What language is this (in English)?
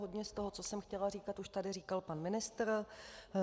Czech